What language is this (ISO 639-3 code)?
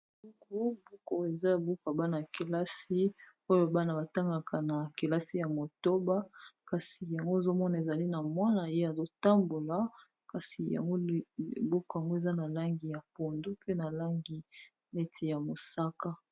lin